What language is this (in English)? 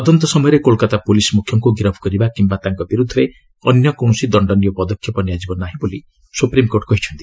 Odia